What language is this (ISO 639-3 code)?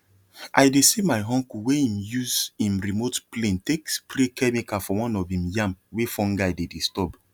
pcm